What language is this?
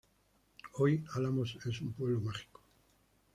Spanish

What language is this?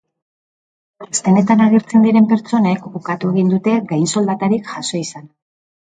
Basque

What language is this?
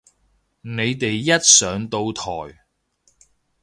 Cantonese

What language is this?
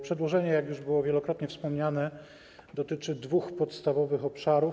Polish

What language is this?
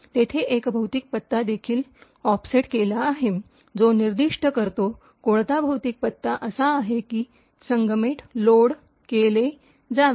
Marathi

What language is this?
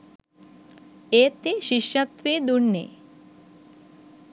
Sinhala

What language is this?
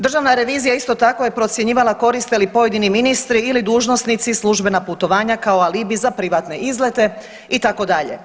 Croatian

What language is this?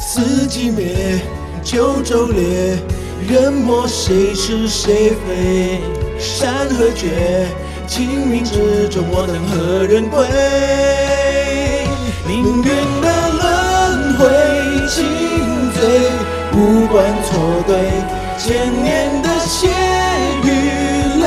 Chinese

